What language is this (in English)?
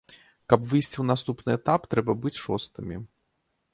Belarusian